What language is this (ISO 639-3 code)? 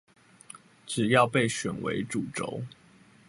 zho